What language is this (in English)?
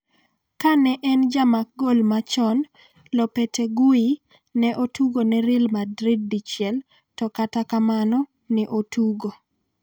Luo (Kenya and Tanzania)